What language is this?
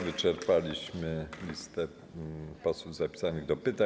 Polish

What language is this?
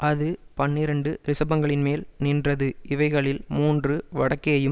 Tamil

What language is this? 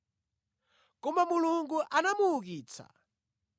Nyanja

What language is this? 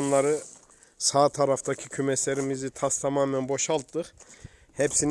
Turkish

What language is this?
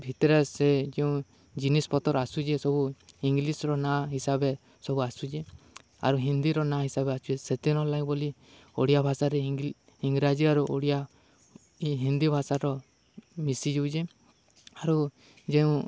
Odia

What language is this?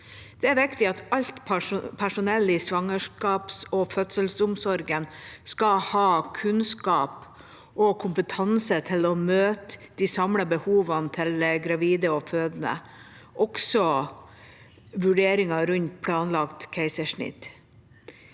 Norwegian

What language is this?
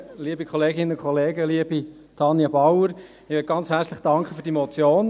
Swiss German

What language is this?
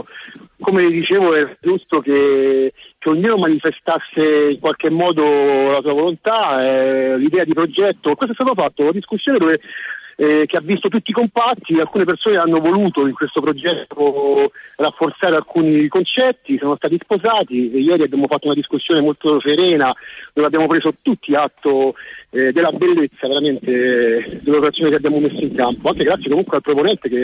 Italian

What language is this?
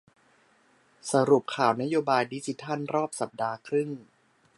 Thai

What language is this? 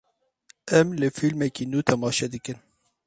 Kurdish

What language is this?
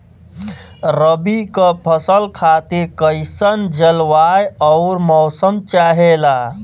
Bhojpuri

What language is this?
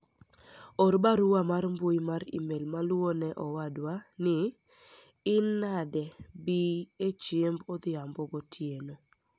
Luo (Kenya and Tanzania)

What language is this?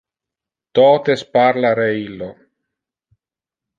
Interlingua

